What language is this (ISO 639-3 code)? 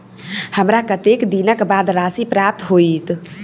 mai